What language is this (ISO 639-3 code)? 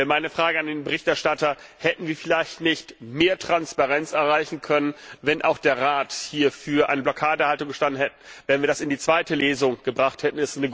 deu